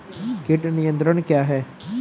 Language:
Hindi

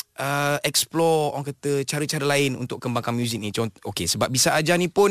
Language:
Malay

